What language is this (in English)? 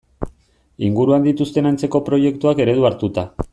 Basque